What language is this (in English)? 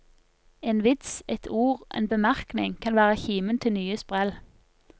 Norwegian